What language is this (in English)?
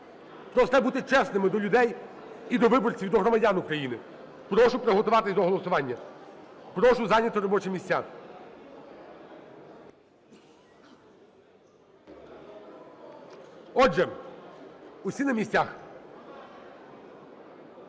Ukrainian